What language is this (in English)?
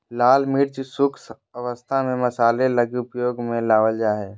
Magahi